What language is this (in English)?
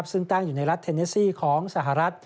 Thai